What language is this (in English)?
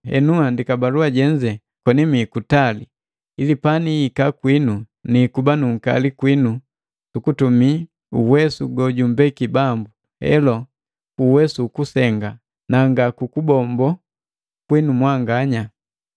Matengo